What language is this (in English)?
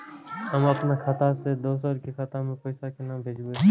Maithili